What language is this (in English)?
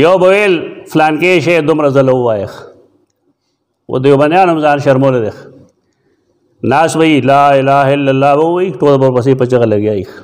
Arabic